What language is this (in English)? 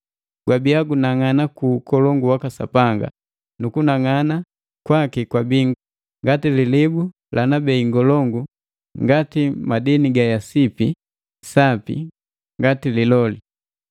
Matengo